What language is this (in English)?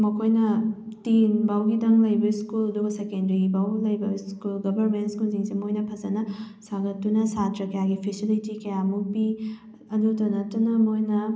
Manipuri